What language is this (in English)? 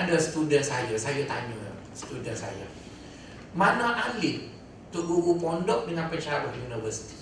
Malay